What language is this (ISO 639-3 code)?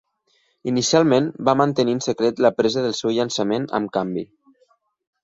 cat